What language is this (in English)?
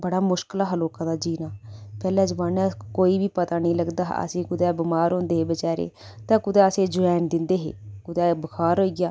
Dogri